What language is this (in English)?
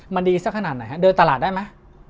Thai